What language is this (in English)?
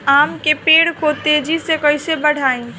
Bhojpuri